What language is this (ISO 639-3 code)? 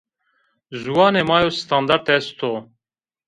zza